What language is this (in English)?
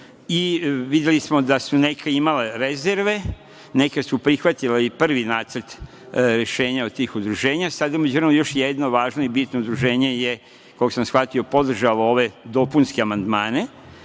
Serbian